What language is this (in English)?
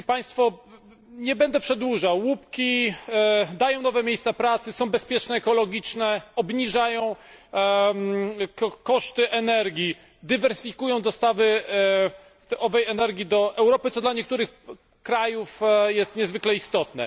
Polish